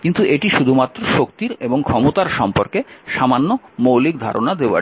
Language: Bangla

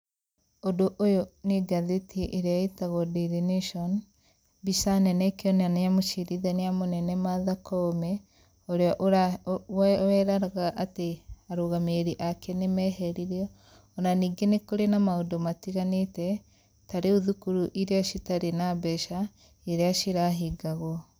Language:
Kikuyu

